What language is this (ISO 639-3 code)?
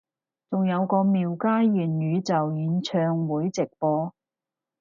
yue